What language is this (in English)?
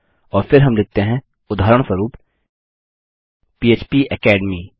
Hindi